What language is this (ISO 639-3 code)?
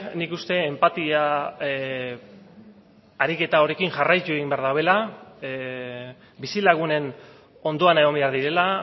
eus